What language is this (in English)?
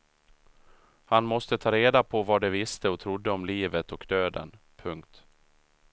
Swedish